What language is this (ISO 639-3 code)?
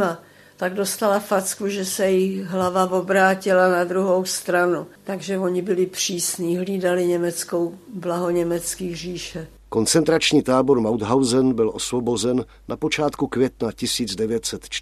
ces